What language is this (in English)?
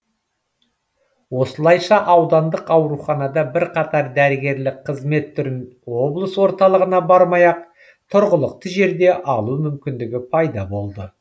Kazakh